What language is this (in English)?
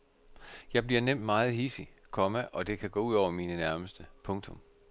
Danish